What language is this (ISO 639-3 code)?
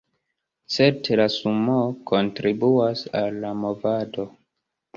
epo